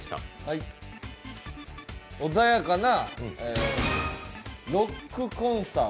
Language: Japanese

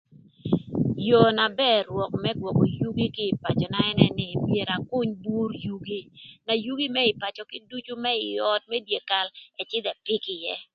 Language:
Thur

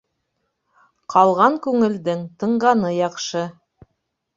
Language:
Bashkir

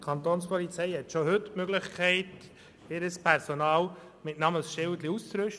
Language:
Swiss German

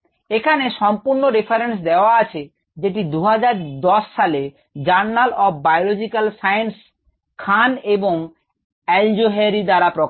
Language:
Bangla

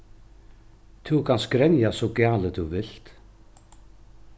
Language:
Faroese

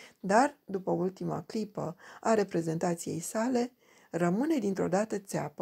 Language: Romanian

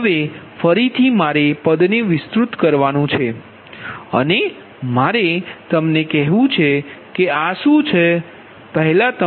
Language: Gujarati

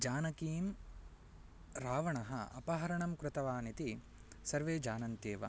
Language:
Sanskrit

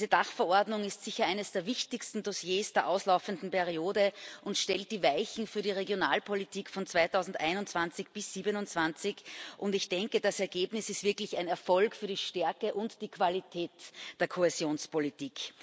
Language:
German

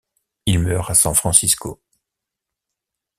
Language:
French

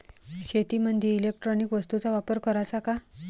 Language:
Marathi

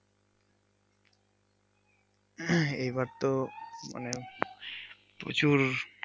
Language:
Bangla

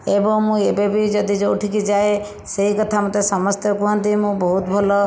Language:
Odia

